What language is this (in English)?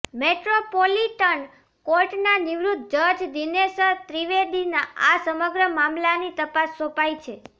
Gujarati